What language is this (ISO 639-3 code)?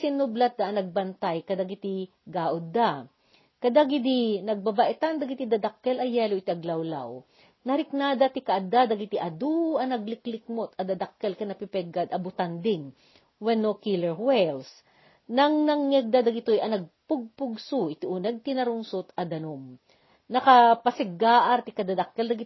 fil